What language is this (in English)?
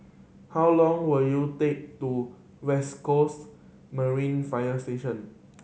English